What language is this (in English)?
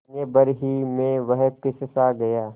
Hindi